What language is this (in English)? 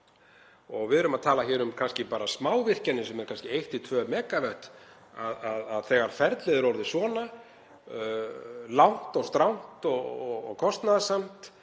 Icelandic